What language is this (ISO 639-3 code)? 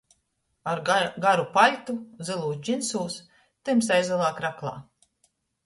ltg